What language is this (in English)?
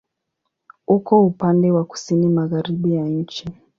Swahili